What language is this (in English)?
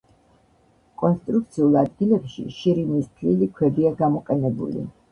Georgian